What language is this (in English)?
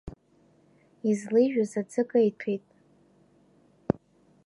Abkhazian